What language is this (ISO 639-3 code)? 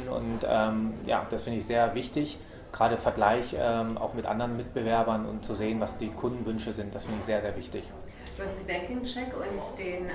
deu